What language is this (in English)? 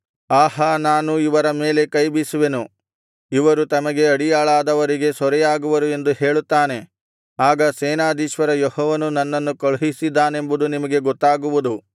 Kannada